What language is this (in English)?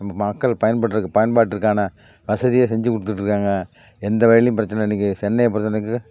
Tamil